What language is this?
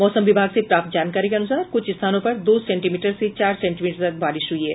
Hindi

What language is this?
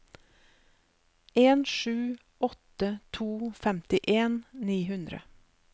Norwegian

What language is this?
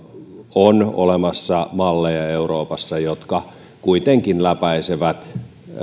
Finnish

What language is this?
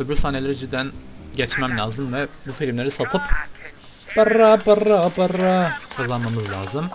Turkish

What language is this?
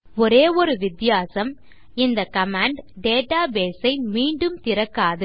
Tamil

